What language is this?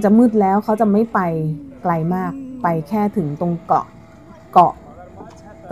Thai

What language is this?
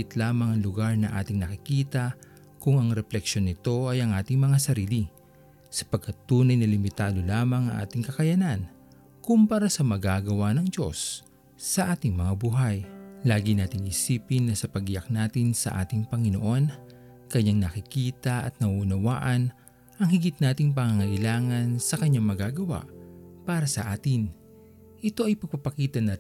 Filipino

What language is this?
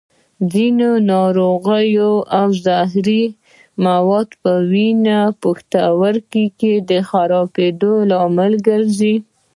Pashto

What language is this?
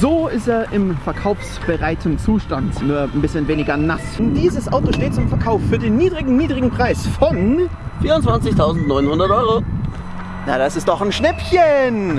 German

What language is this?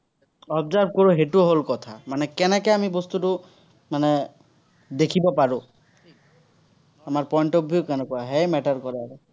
Assamese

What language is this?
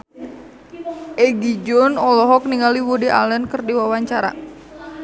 Sundanese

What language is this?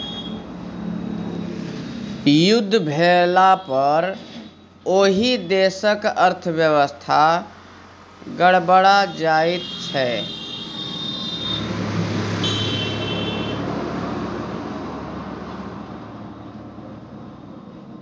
Maithili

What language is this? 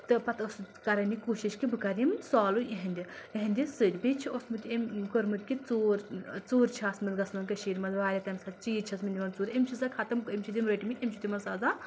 Kashmiri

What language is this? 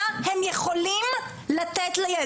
Hebrew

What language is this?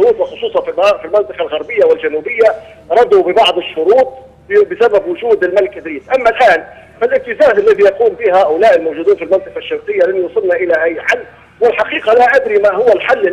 Arabic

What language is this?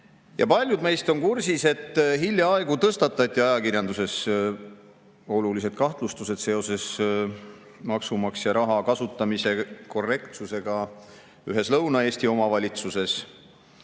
Estonian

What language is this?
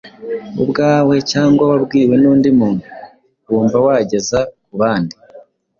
Kinyarwanda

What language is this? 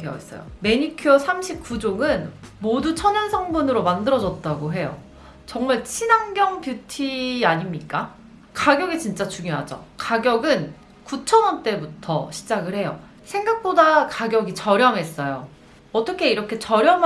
Korean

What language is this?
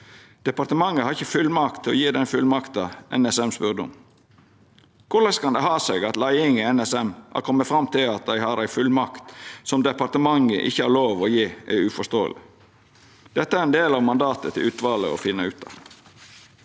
Norwegian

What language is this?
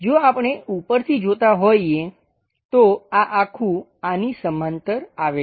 Gujarati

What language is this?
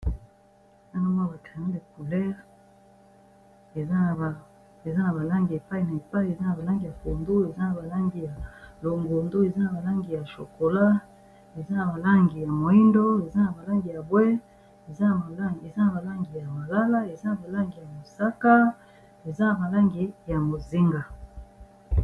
Lingala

